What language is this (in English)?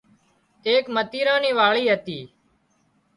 Wadiyara Koli